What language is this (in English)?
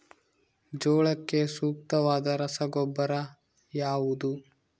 Kannada